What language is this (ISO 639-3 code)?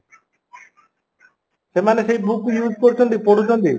ori